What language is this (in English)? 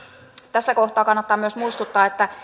Finnish